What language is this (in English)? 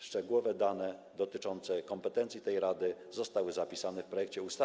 Polish